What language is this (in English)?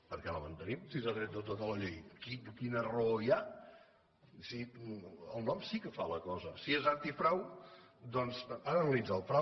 Catalan